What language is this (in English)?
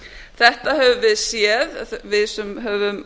Icelandic